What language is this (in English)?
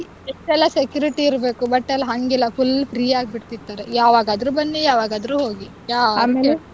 Kannada